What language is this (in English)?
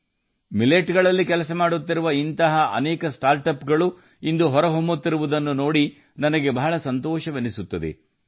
Kannada